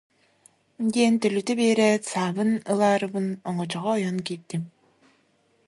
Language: Yakut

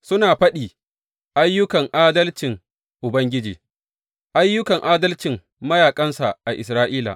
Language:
Hausa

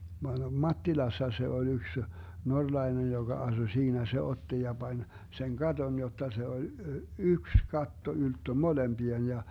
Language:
Finnish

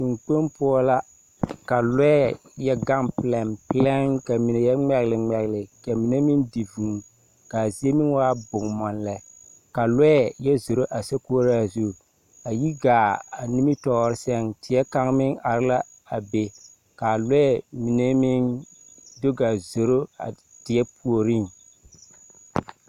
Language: Southern Dagaare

